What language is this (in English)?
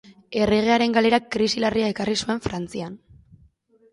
Basque